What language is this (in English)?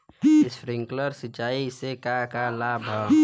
Bhojpuri